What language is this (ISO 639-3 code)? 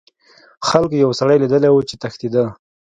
pus